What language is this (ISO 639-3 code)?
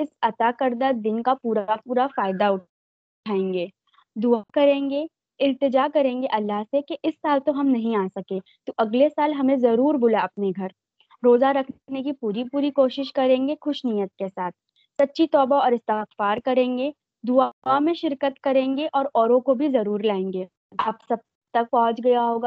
urd